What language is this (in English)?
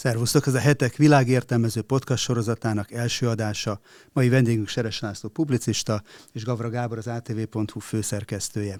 Hungarian